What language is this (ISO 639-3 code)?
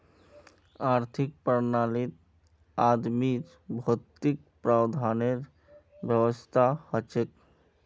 mag